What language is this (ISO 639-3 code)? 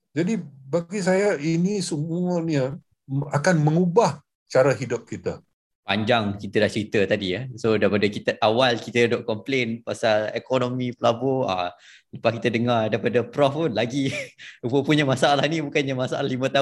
msa